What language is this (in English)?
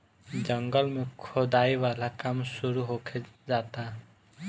Bhojpuri